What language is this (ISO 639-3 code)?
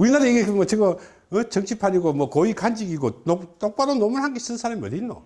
kor